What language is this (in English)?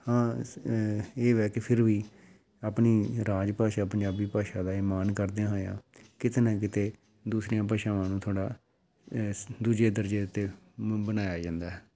Punjabi